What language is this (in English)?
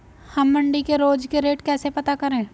Hindi